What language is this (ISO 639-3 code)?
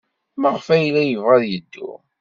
kab